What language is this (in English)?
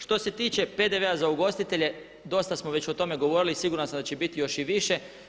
Croatian